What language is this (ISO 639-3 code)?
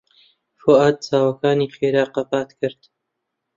ckb